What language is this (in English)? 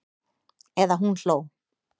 Icelandic